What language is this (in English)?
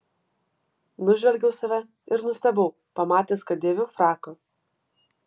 Lithuanian